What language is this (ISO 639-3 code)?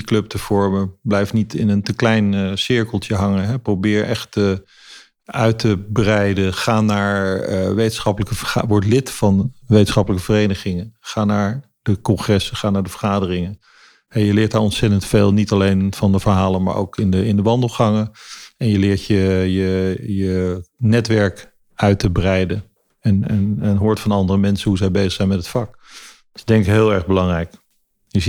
nld